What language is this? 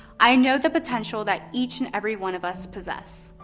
English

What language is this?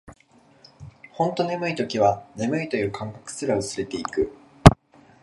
Japanese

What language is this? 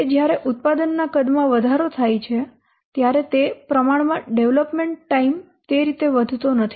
Gujarati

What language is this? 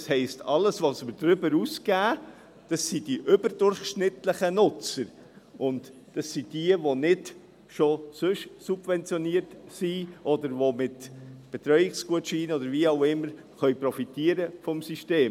Swiss German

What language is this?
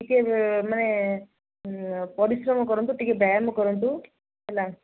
Odia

